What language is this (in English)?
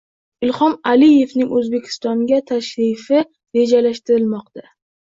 Uzbek